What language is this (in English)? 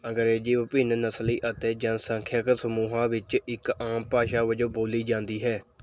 Punjabi